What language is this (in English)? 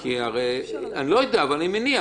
Hebrew